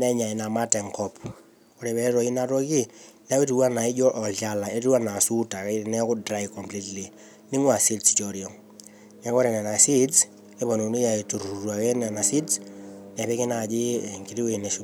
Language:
Masai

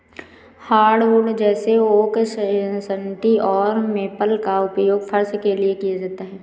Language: Hindi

